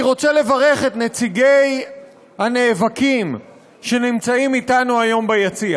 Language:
Hebrew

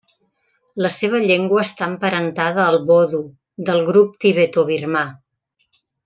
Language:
Catalan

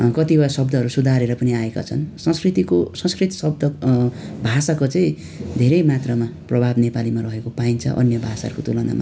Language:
Nepali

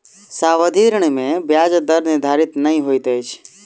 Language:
Maithili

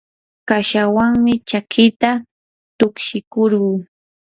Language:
Yanahuanca Pasco Quechua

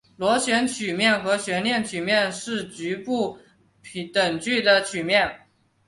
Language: Chinese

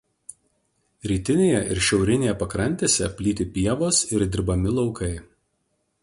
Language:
Lithuanian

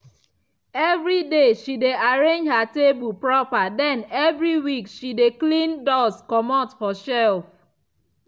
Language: Nigerian Pidgin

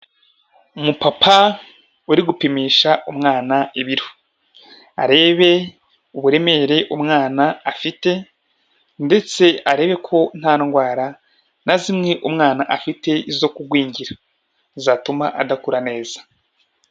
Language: Kinyarwanda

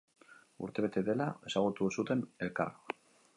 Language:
Basque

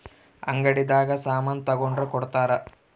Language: Kannada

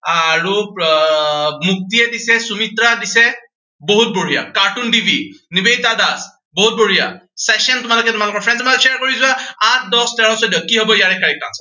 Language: Assamese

